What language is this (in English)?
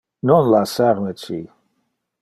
Interlingua